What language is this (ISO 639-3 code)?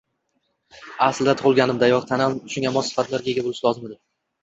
uzb